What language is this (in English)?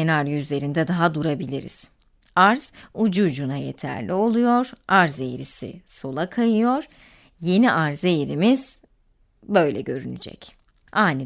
Turkish